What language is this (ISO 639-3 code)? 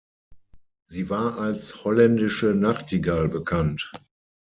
deu